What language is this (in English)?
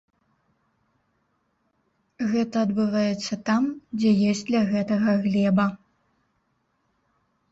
Belarusian